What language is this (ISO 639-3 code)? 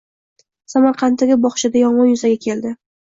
uzb